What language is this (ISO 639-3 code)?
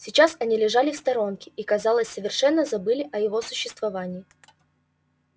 rus